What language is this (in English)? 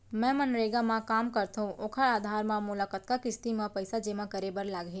Chhattisgarhi